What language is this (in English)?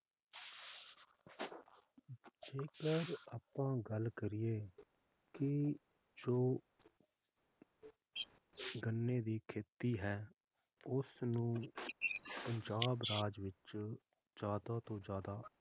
Punjabi